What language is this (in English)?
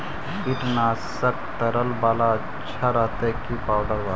Magahi